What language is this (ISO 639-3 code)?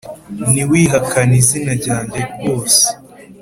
kin